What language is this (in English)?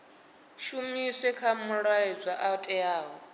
Venda